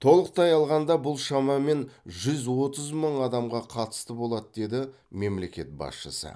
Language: Kazakh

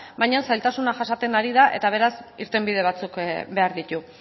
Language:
Basque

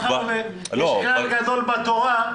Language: Hebrew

